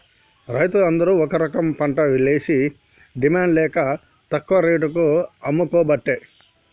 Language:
Telugu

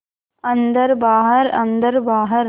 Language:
Hindi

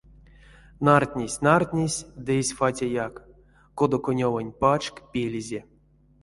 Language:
Erzya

